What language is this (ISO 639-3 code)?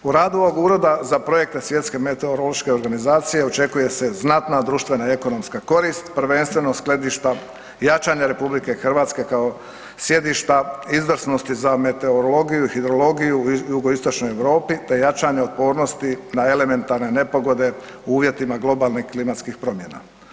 hrv